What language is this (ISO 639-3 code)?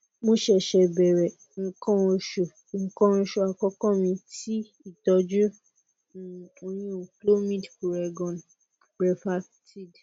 yor